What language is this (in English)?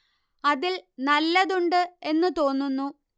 Malayalam